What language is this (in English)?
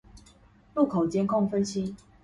Chinese